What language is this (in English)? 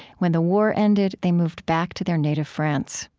English